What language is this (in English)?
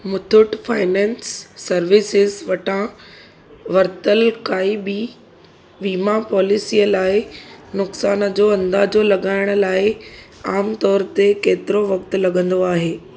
Sindhi